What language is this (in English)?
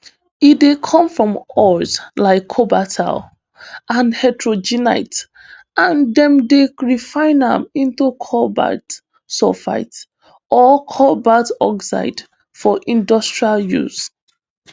Nigerian Pidgin